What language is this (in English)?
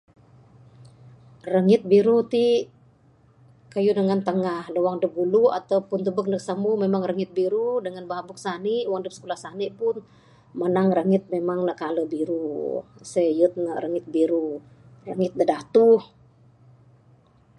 Bukar-Sadung Bidayuh